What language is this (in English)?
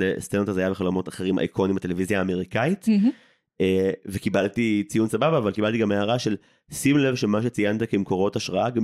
Hebrew